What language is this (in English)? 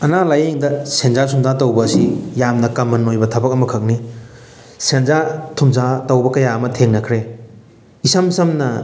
Manipuri